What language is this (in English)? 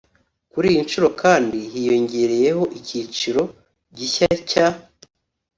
Kinyarwanda